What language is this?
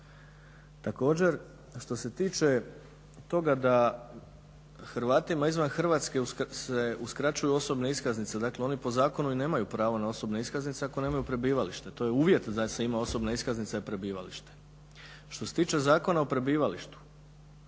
Croatian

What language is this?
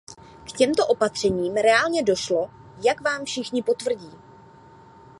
Czech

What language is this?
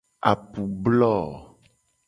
Gen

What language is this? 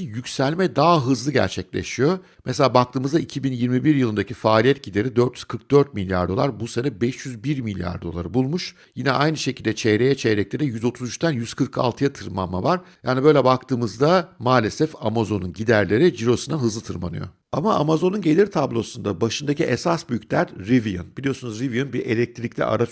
Turkish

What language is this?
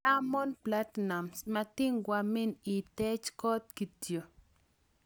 Kalenjin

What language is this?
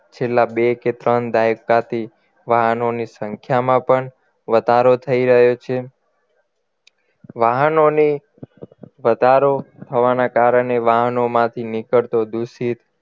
Gujarati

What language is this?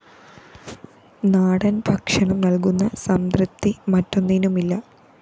Malayalam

